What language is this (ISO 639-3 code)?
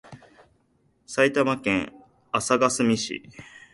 jpn